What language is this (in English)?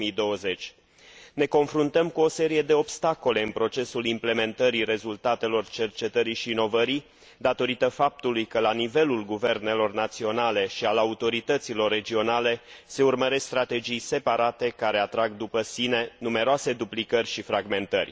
Romanian